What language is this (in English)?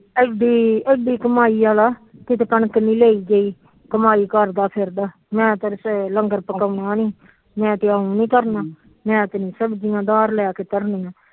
Punjabi